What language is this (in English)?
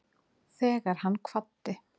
Icelandic